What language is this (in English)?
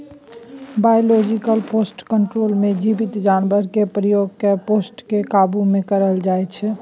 Maithili